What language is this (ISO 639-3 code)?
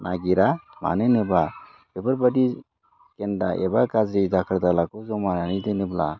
brx